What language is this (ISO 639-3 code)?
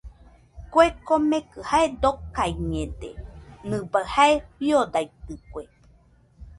hux